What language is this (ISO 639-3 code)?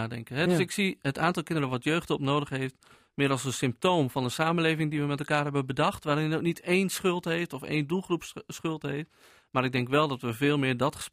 nld